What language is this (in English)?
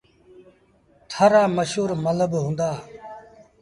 Sindhi Bhil